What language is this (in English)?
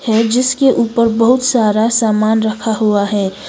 Hindi